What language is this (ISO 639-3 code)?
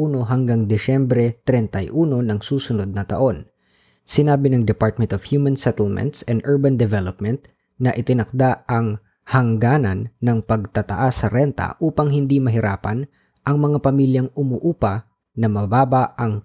fil